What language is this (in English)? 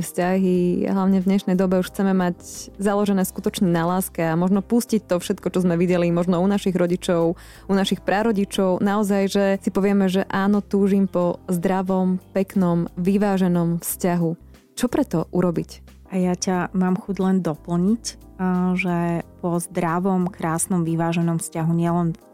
Slovak